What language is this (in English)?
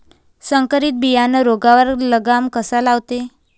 Marathi